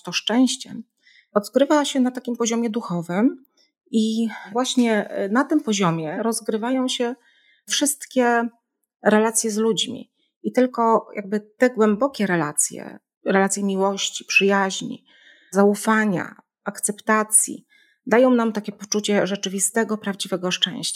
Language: Polish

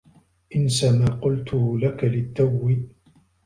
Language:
Arabic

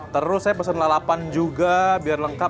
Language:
Indonesian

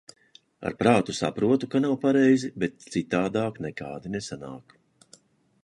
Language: Latvian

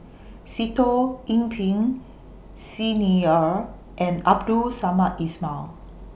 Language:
English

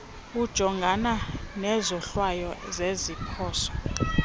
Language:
Xhosa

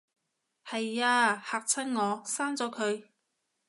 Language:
Cantonese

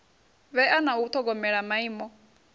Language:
Venda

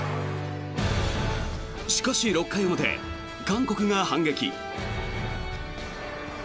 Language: Japanese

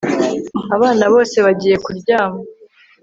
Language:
Kinyarwanda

